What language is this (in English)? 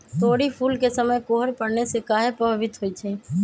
Magahi